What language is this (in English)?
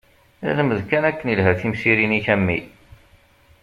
Kabyle